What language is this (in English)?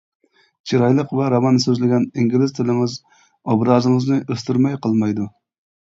Uyghur